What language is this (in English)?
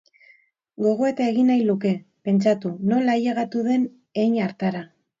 Basque